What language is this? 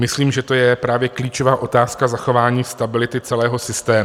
Czech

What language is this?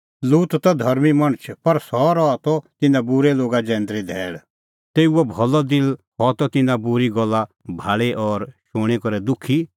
Kullu Pahari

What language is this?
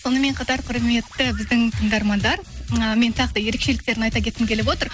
Kazakh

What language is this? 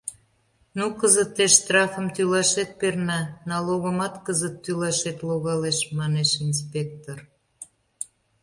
Mari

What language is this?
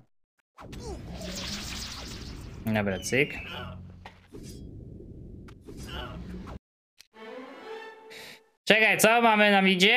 Polish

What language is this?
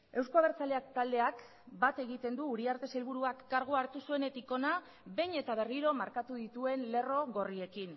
Basque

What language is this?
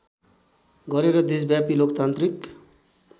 Nepali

